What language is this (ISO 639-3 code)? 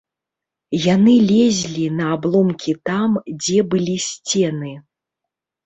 bel